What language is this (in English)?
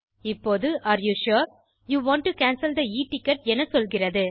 Tamil